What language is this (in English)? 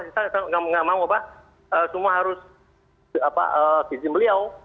Indonesian